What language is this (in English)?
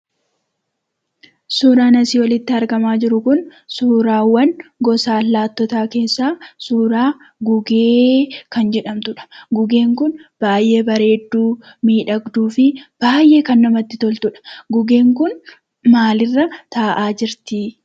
Oromo